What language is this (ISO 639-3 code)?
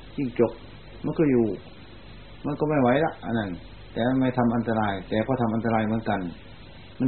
tha